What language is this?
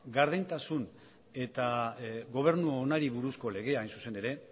Basque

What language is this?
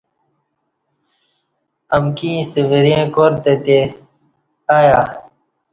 Kati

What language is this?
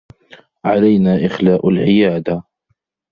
Arabic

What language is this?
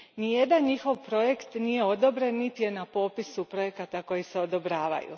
Croatian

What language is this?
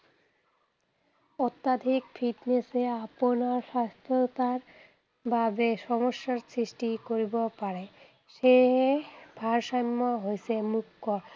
Assamese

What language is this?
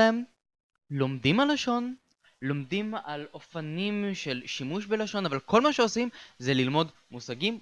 Hebrew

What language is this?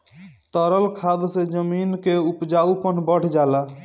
Bhojpuri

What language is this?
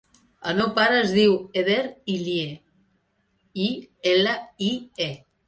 Catalan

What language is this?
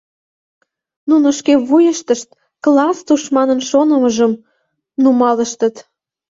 Mari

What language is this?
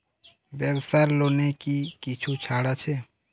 Bangla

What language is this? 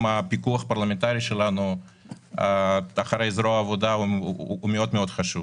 Hebrew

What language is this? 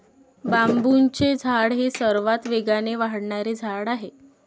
Marathi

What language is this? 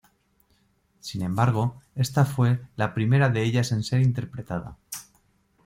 Spanish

